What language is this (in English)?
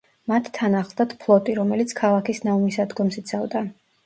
Georgian